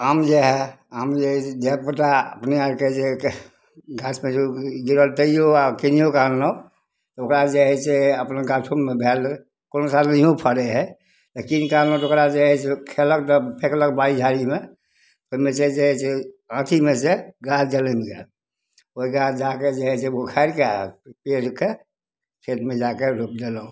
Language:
Maithili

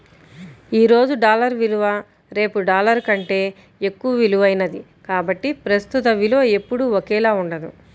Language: Telugu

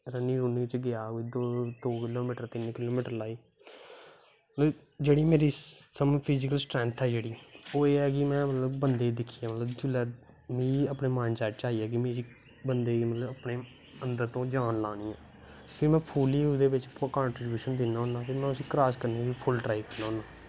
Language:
Dogri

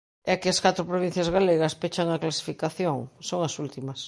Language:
Galician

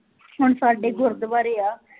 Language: Punjabi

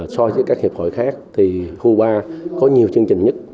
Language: Vietnamese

